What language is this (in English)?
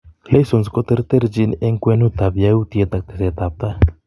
Kalenjin